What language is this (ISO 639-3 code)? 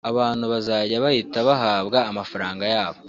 kin